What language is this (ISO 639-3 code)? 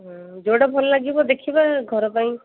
ori